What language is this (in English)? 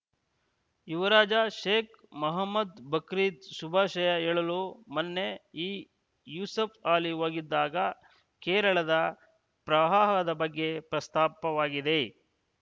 Kannada